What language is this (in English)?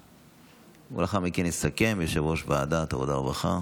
Hebrew